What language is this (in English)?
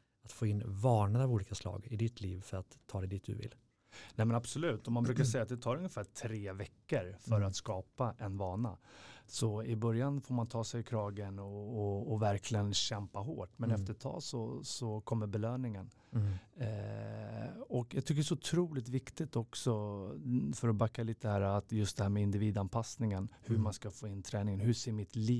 Swedish